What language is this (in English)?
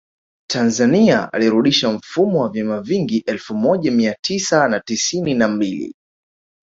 Swahili